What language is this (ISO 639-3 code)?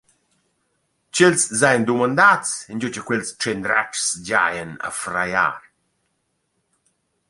roh